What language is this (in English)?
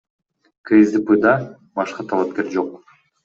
Kyrgyz